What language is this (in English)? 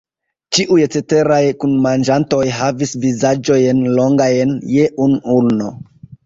Esperanto